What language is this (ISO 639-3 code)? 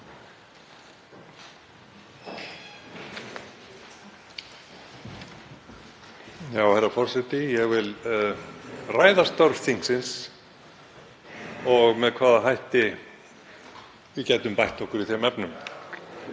isl